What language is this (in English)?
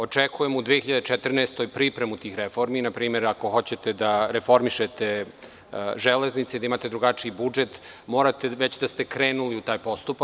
Serbian